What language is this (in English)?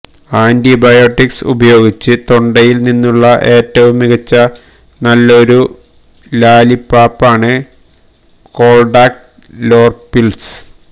Malayalam